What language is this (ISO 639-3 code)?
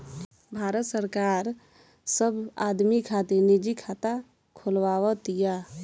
bho